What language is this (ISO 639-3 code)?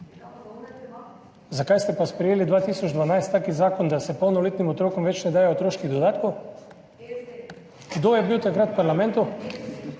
slv